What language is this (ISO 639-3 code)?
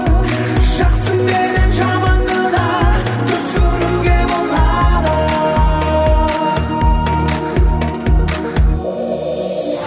kaz